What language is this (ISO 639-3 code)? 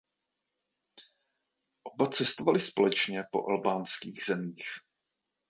ces